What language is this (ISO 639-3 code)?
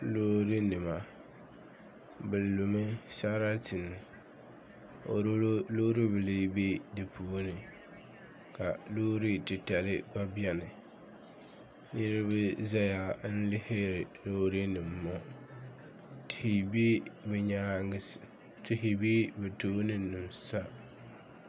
dag